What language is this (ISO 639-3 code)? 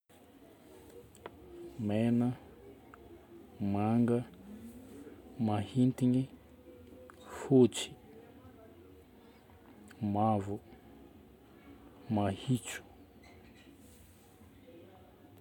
bmm